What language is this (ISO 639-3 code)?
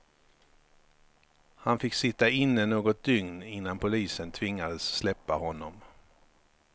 swe